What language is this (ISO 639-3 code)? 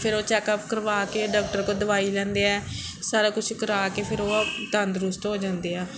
pan